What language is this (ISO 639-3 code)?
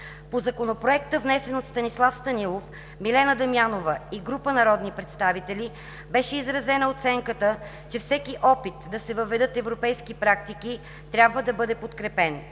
bul